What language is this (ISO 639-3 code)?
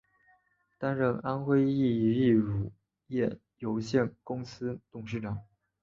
zho